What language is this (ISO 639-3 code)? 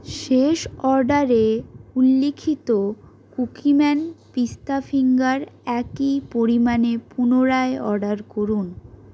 ben